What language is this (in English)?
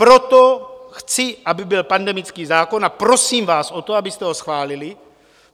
Czech